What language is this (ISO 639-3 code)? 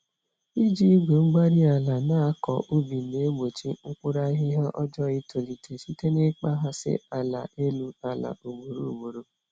ibo